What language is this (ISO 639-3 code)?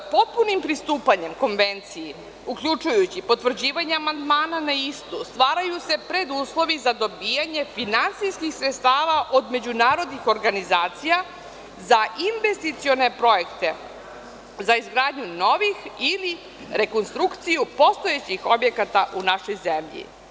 srp